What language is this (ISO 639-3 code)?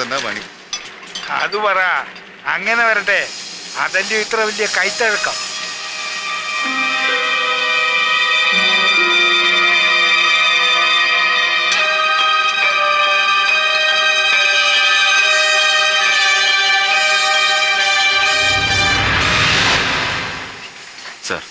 hin